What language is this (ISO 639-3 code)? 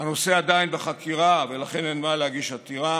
heb